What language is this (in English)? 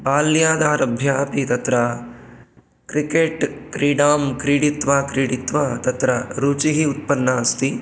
Sanskrit